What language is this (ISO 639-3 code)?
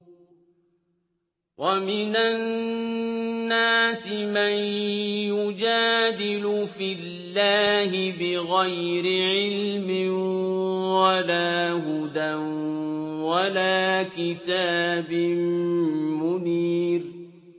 ara